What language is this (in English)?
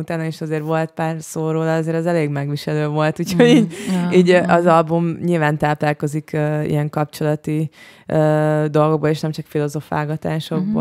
Hungarian